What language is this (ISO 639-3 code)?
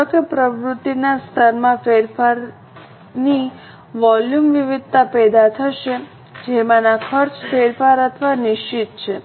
guj